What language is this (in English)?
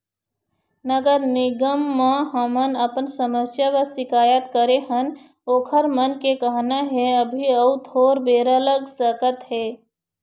Chhattisgarhi